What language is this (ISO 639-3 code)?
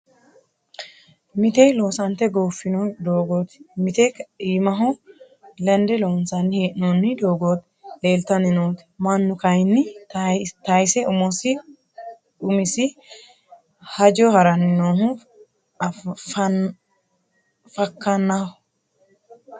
sid